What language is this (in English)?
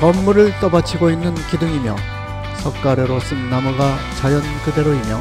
Korean